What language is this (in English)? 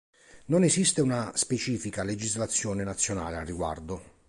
Italian